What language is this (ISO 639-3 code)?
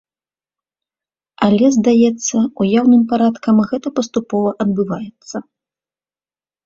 bel